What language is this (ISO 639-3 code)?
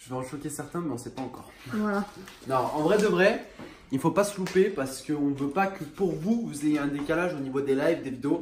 fra